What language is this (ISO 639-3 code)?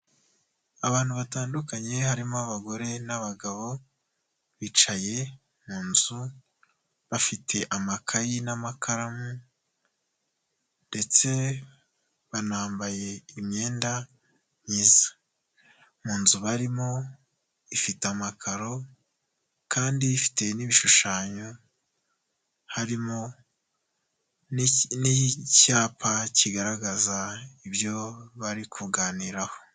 kin